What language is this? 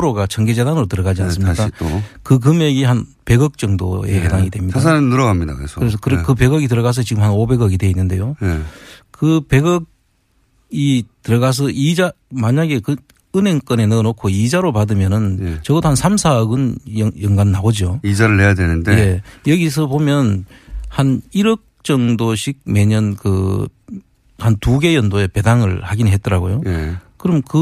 Korean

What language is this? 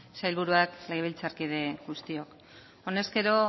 Basque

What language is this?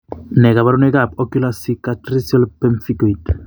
Kalenjin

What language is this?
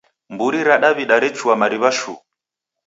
Taita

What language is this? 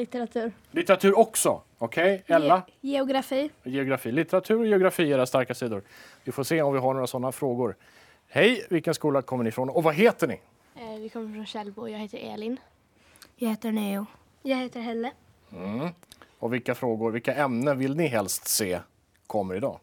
Swedish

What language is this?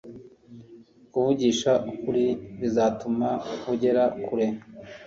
Kinyarwanda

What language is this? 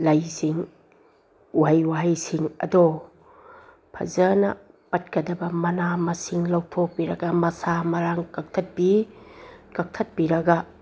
Manipuri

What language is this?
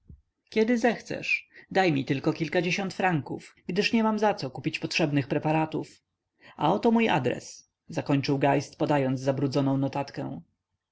Polish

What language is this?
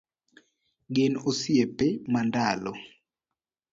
Luo (Kenya and Tanzania)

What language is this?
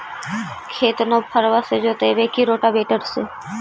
Magahi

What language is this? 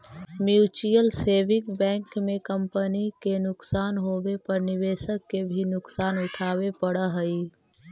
Magahi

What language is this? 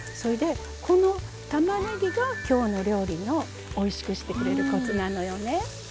Japanese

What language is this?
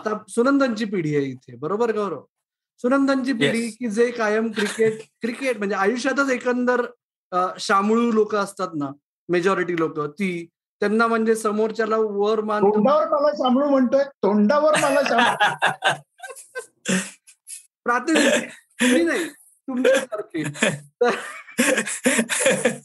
Marathi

